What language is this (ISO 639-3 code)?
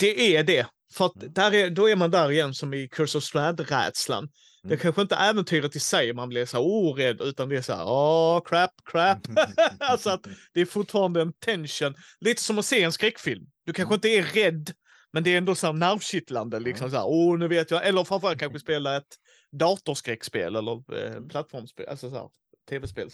swe